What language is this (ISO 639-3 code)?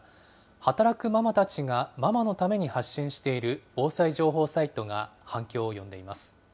jpn